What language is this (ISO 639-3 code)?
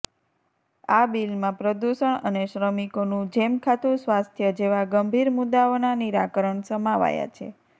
guj